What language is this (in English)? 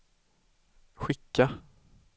Swedish